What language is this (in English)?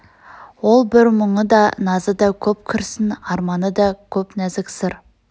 Kazakh